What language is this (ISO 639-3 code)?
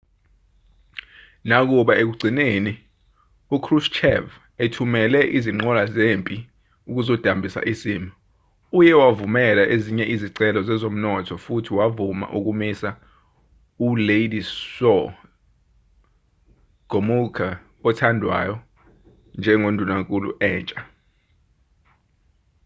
zul